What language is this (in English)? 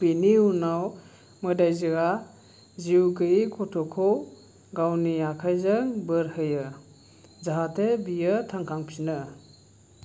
Bodo